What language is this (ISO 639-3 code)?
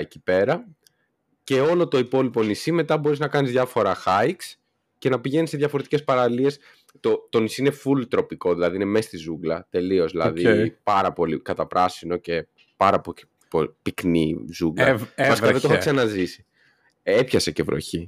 ell